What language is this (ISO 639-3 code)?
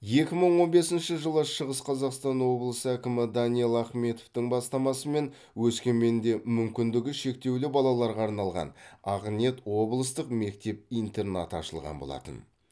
kaz